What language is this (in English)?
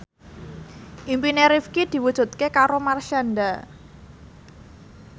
Javanese